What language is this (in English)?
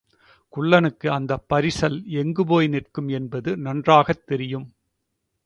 Tamil